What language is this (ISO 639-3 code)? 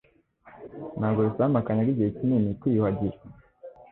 kin